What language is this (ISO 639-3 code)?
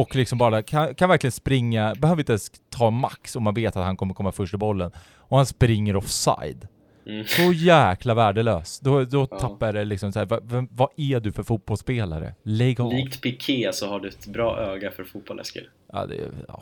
swe